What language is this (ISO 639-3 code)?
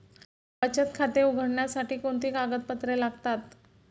mar